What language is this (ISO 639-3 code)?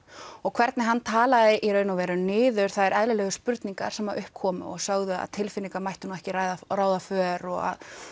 isl